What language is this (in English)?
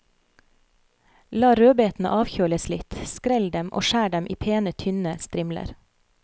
Norwegian